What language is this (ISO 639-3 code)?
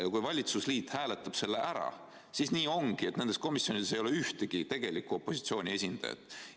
est